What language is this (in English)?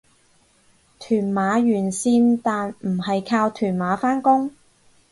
Cantonese